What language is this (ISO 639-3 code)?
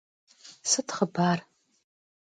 kbd